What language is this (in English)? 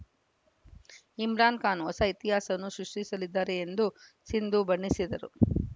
Kannada